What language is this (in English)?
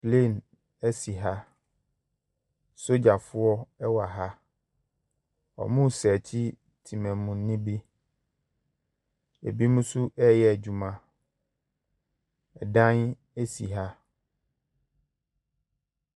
Akan